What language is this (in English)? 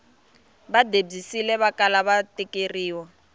Tsonga